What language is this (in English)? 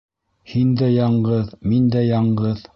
Bashkir